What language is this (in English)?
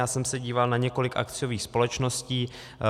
Czech